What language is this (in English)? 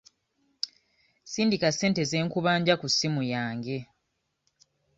Ganda